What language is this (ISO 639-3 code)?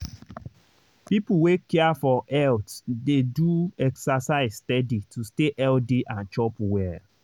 pcm